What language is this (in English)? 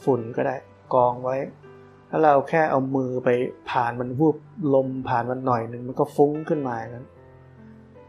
Thai